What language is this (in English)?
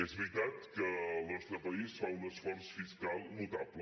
Catalan